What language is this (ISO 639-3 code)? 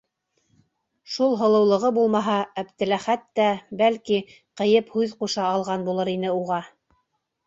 bak